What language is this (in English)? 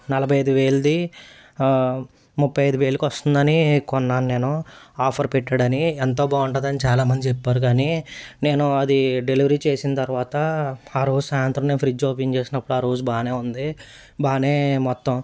Telugu